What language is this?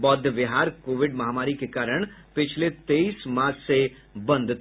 Hindi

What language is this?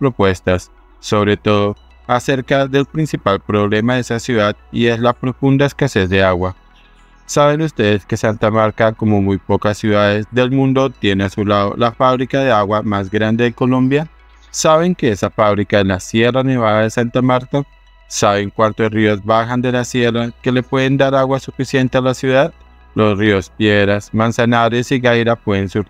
Spanish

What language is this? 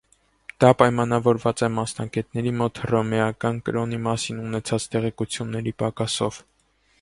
Armenian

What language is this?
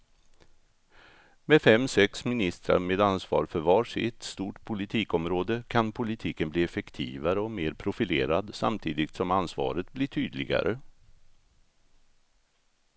Swedish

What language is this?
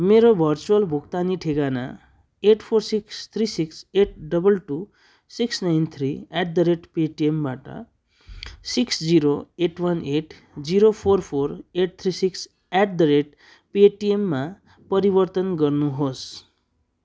Nepali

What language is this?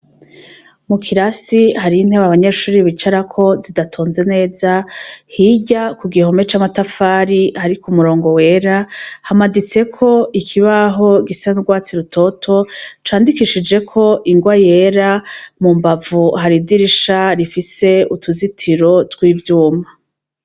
Rundi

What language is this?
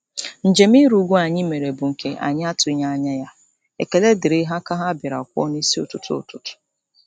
Igbo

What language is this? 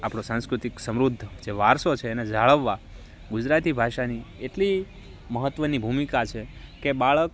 Gujarati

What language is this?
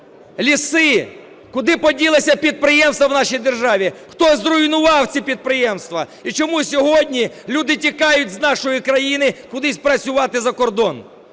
Ukrainian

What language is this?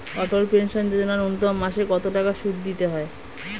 Bangla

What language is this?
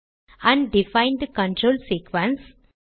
Tamil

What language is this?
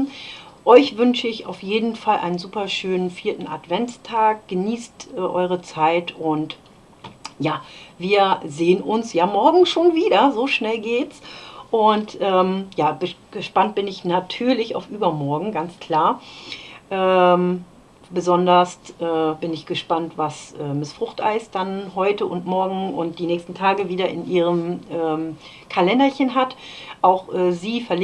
German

